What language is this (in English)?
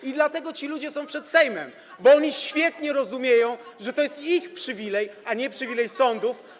Polish